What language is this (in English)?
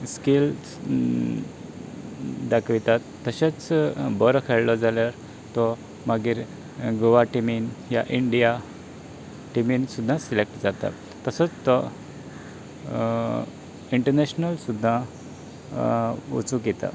Konkani